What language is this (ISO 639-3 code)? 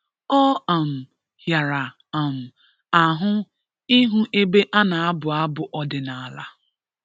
ibo